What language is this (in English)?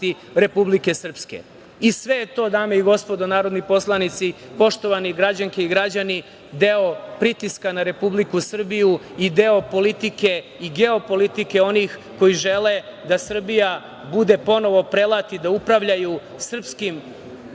Serbian